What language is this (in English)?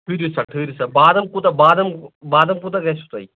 Kashmiri